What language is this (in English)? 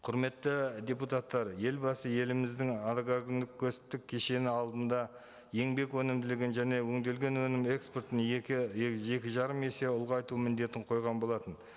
Kazakh